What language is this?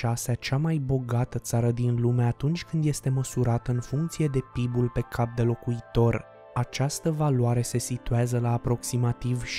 Romanian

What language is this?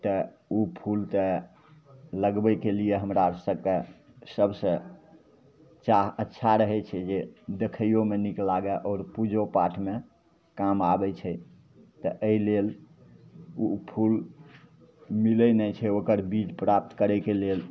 Maithili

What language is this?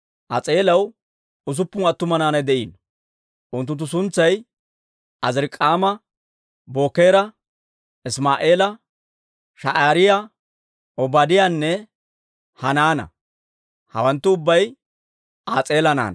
Dawro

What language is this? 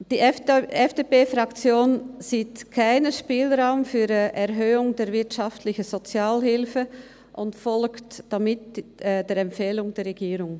Swiss German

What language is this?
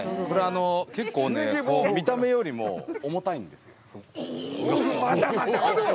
Japanese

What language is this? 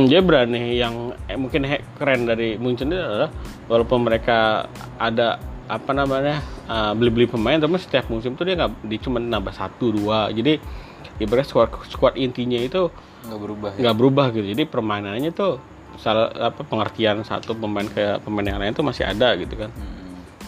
Indonesian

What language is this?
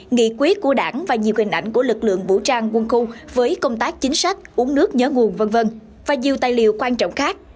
Vietnamese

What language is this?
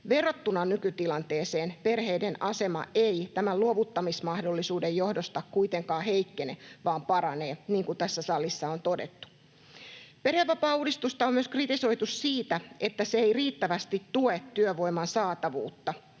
Finnish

